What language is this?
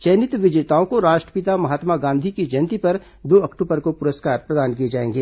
Hindi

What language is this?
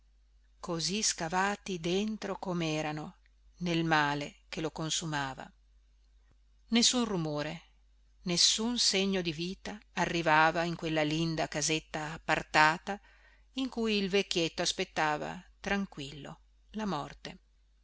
Italian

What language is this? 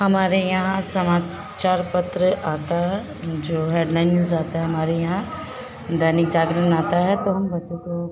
Hindi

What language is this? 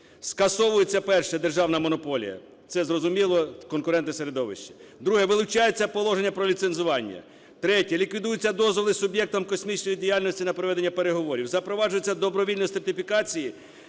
Ukrainian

